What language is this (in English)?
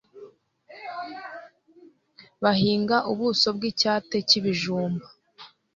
Kinyarwanda